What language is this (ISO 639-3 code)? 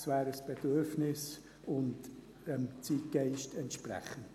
gsw